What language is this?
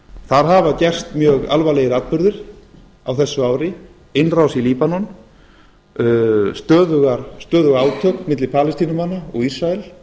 Icelandic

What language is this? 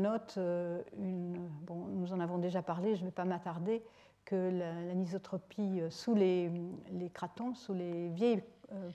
French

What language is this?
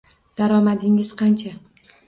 Uzbek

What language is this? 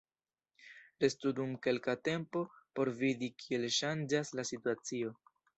Esperanto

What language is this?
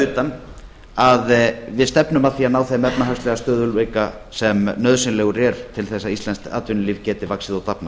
Icelandic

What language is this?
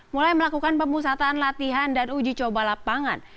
Indonesian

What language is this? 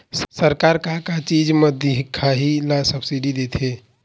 Chhattisgarhi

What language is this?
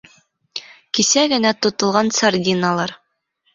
Bashkir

